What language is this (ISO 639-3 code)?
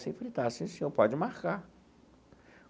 por